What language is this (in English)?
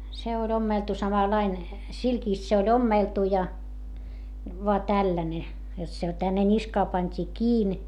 Finnish